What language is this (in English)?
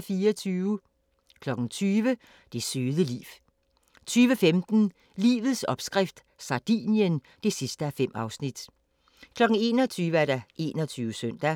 Danish